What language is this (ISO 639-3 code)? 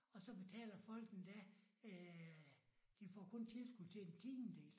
dan